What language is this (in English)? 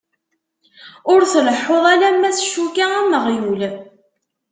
Kabyle